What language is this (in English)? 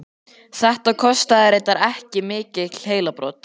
Icelandic